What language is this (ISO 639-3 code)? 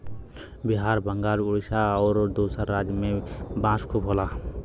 bho